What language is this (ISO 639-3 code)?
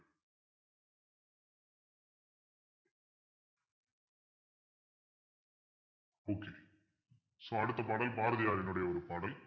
tam